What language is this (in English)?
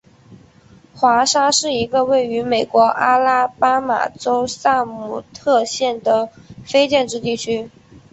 Chinese